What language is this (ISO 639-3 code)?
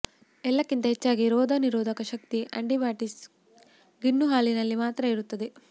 kan